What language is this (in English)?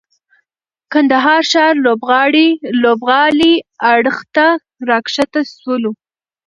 Pashto